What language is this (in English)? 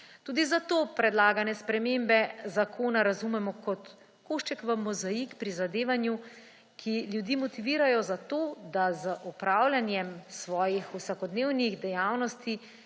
Slovenian